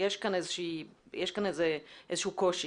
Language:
Hebrew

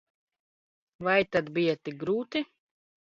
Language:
Latvian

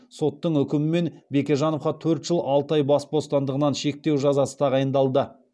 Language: Kazakh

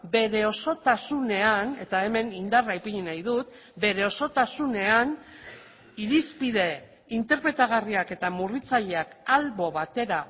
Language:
Basque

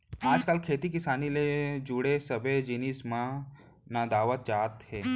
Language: Chhattisgarhi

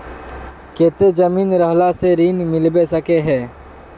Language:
Magahi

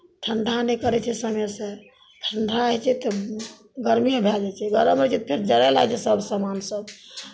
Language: Maithili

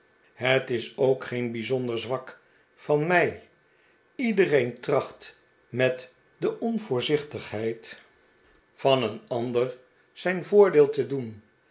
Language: Dutch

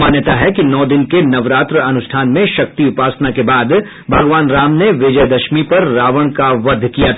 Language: Hindi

